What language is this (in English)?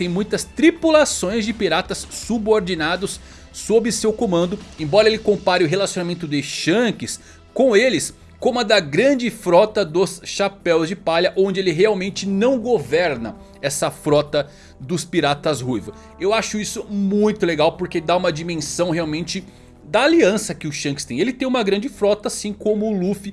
Portuguese